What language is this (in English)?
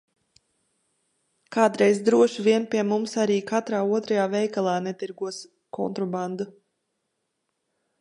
Latvian